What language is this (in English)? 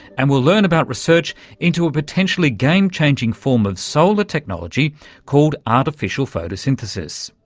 English